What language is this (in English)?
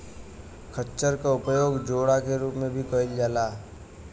Bhojpuri